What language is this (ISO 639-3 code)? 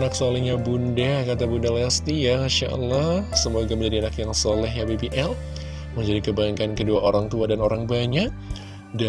ind